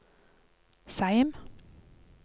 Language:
Norwegian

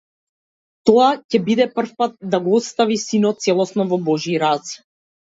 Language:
Macedonian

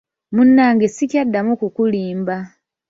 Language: Ganda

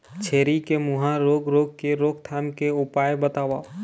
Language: Chhattisgarhi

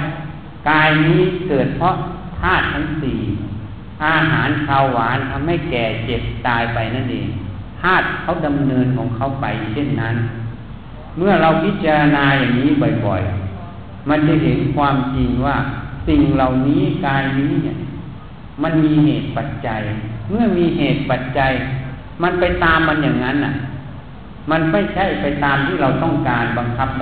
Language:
Thai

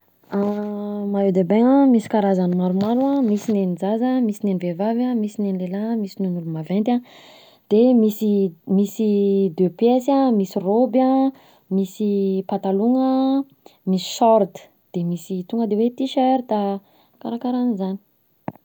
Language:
Southern Betsimisaraka Malagasy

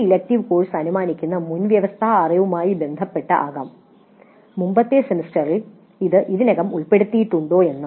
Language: Malayalam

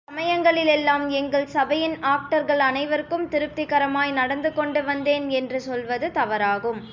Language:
Tamil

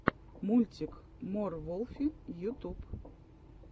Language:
Russian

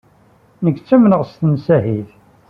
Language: Kabyle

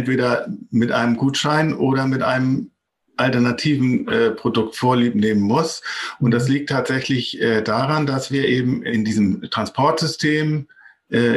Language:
German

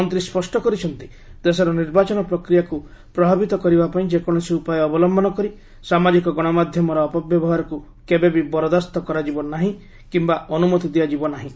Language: Odia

